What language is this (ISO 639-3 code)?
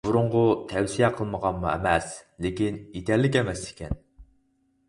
uig